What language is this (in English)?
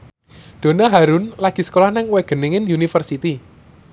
Javanese